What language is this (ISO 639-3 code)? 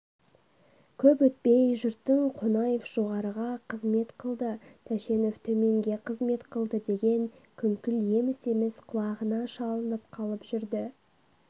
kaz